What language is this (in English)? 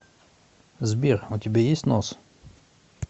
Russian